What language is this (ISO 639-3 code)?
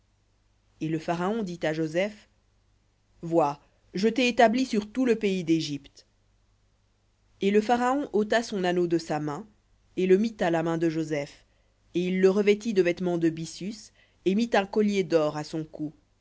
fra